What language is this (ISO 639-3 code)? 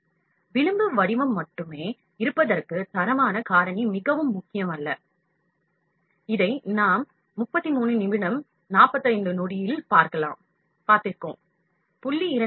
tam